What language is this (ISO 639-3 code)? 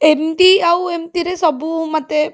ori